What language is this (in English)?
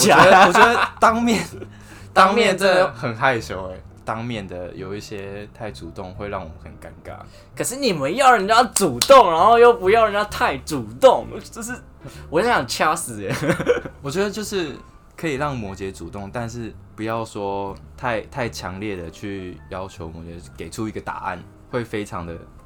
Chinese